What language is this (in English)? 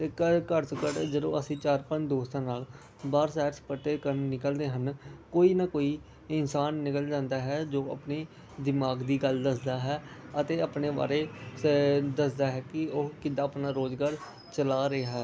Punjabi